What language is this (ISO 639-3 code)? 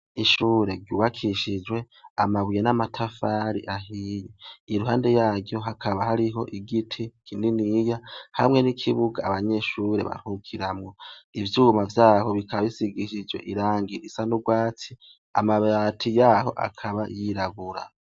run